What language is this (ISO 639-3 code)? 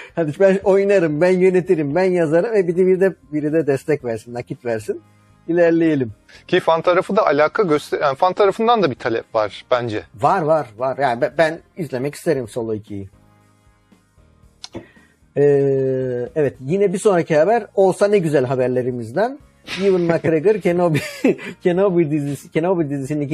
tur